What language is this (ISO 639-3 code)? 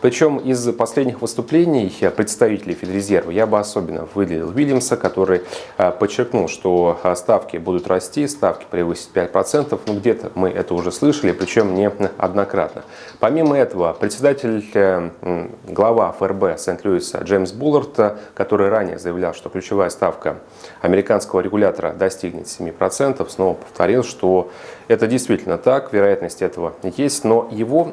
rus